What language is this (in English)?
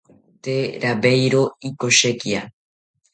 South Ucayali Ashéninka